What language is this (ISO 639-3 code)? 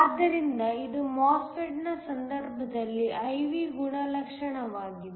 kan